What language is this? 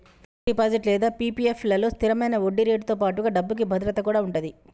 Telugu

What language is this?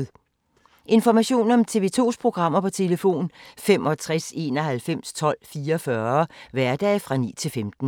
Danish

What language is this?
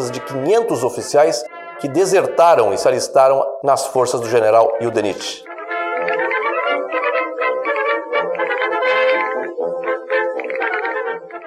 Portuguese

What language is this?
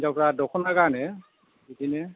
Bodo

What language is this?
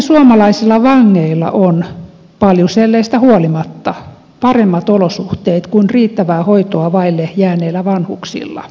Finnish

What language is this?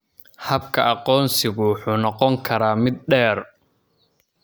Somali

